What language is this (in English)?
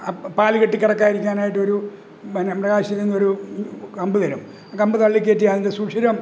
Malayalam